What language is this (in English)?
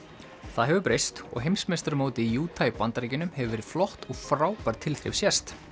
Icelandic